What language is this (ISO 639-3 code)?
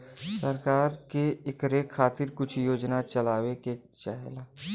bho